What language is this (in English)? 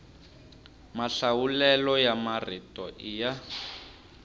Tsonga